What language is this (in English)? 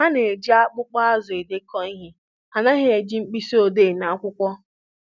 Igbo